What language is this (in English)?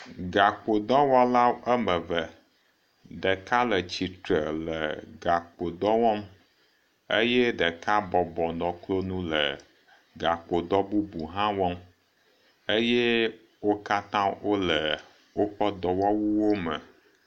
Ewe